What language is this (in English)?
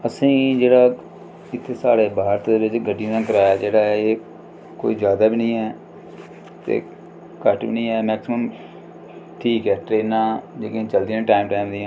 Dogri